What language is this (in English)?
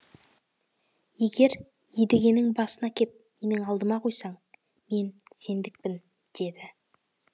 Kazakh